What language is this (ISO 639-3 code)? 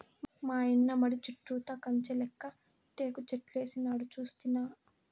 tel